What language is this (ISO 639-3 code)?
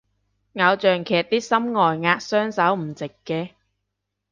yue